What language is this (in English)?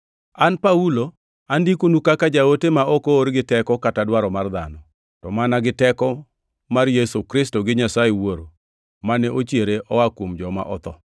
Luo (Kenya and Tanzania)